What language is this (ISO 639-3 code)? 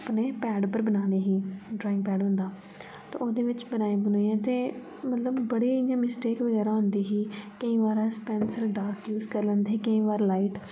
doi